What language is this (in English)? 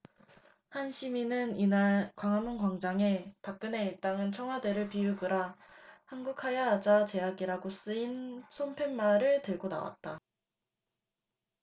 Korean